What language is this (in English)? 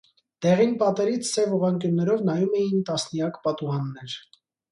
Armenian